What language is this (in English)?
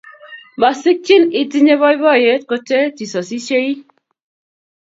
Kalenjin